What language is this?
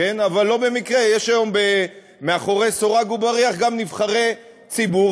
Hebrew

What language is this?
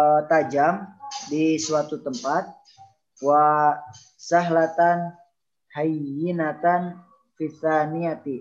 Indonesian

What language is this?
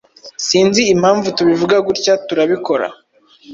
Kinyarwanda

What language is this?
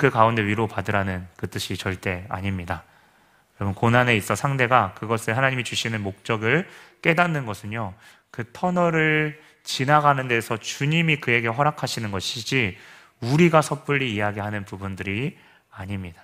Korean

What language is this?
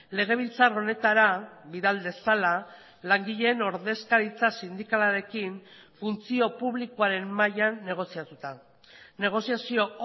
Basque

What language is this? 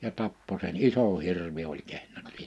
Finnish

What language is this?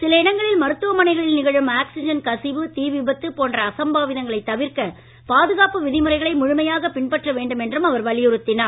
Tamil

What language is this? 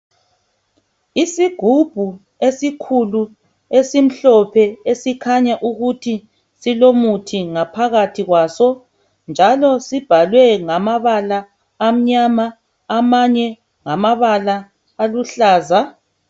North Ndebele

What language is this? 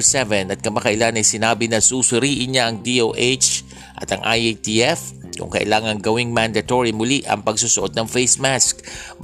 Filipino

